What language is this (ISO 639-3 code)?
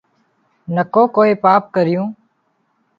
kxp